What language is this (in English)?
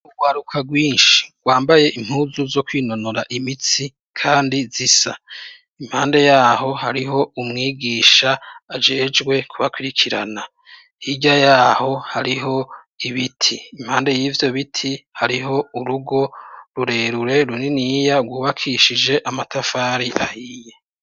Rundi